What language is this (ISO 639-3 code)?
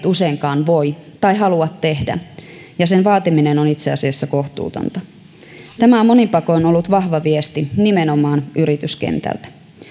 fin